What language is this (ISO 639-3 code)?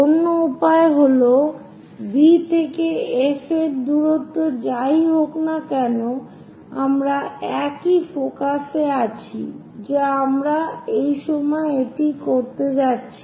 ben